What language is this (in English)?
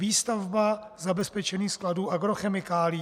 Czech